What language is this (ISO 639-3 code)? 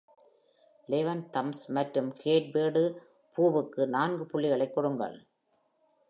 tam